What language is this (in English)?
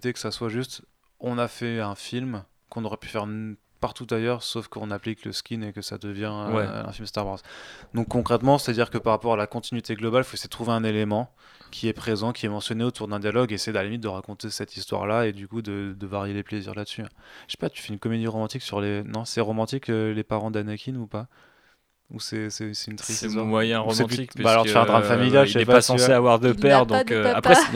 French